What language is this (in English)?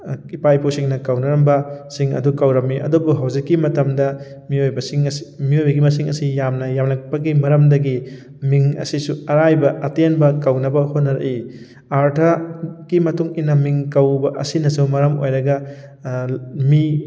Manipuri